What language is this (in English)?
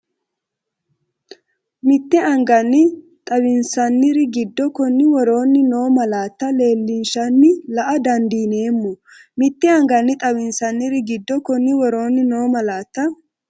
Sidamo